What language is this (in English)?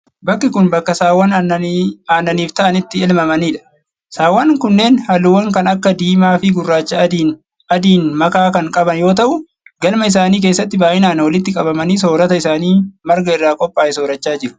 Oromo